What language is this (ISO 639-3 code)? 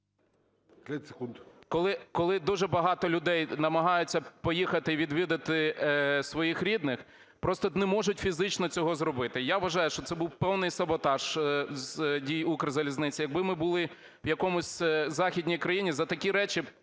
ukr